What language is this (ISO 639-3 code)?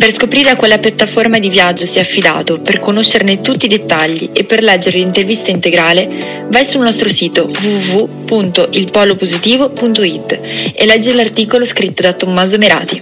ita